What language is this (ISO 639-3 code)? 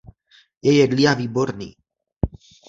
ces